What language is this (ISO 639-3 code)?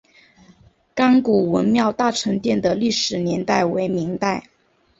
zho